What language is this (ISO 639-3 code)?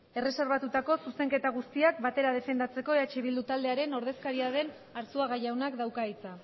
eus